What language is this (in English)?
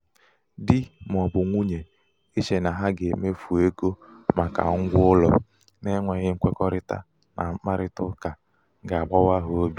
Igbo